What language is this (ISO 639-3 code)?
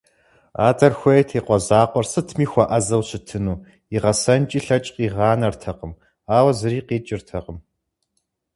kbd